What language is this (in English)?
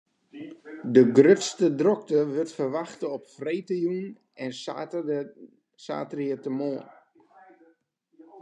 Western Frisian